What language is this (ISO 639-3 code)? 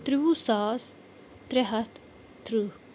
kas